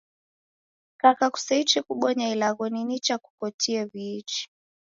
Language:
Taita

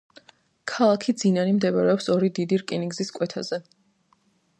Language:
Georgian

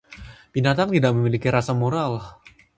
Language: Indonesian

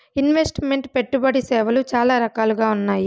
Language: Telugu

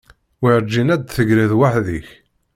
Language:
Kabyle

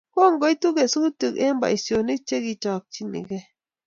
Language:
Kalenjin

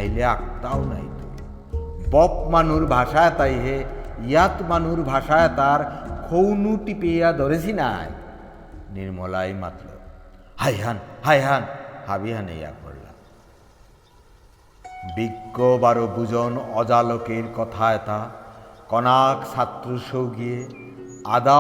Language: Bangla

